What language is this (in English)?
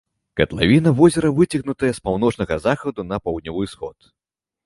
Belarusian